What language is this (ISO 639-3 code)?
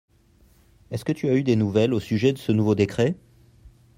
fra